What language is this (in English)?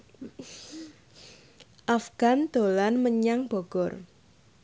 Javanese